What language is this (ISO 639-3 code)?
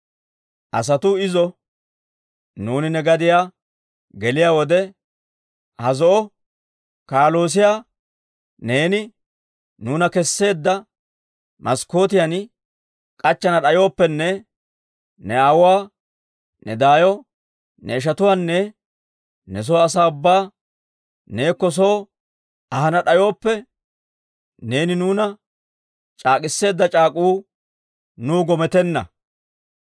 dwr